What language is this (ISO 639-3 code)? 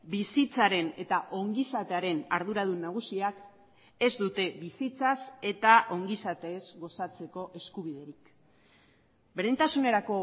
eus